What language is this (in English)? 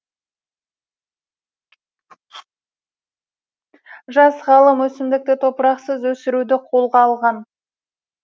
Kazakh